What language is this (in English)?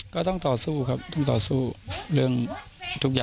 Thai